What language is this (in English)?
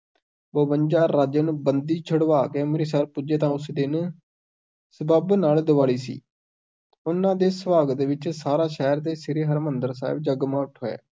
Punjabi